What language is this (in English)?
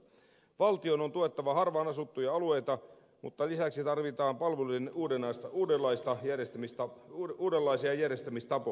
Finnish